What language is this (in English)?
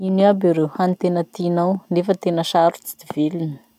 Masikoro Malagasy